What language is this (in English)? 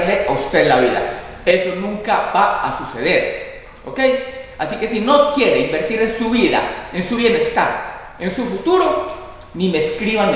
Spanish